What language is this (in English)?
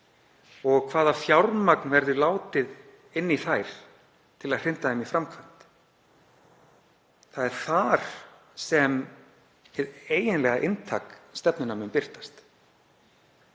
Icelandic